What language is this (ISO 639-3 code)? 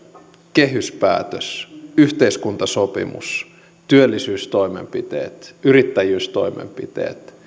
fin